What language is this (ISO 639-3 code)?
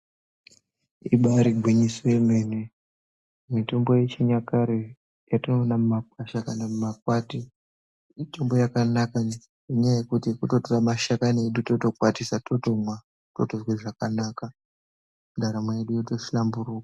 ndc